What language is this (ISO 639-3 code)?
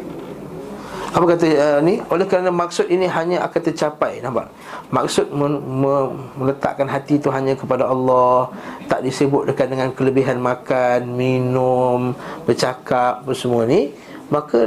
msa